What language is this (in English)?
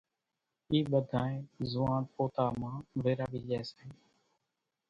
Kachi Koli